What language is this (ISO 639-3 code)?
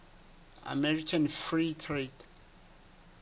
sot